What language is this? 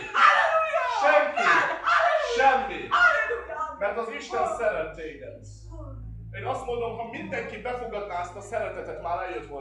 Hungarian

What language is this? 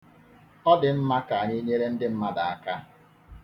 Igbo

